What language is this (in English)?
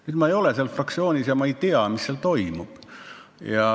Estonian